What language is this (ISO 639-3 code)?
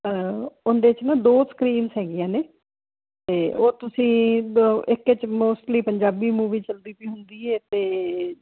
pan